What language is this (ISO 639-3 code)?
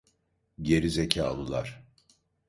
tur